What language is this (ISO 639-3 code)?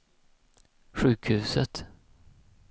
swe